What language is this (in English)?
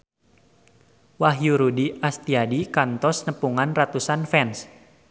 Sundanese